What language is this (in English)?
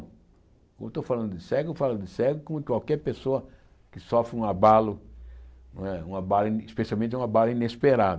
Portuguese